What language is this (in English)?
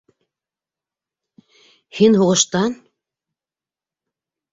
Bashkir